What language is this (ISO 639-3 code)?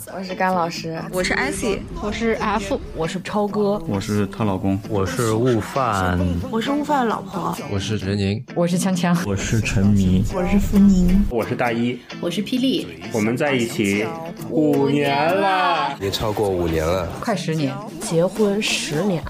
zho